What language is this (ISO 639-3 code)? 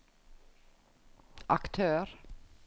nor